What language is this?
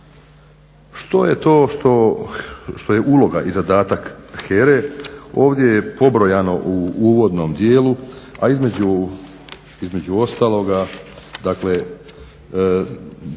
Croatian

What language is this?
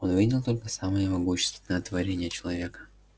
Russian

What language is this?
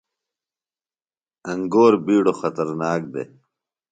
Phalura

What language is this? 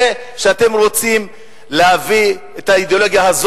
Hebrew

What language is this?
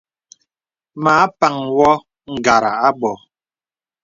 Bebele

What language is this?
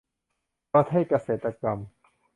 Thai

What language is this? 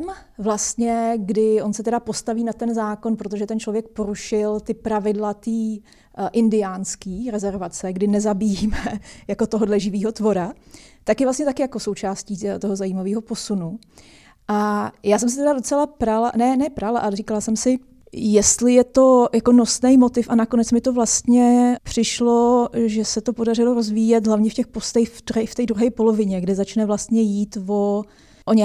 Czech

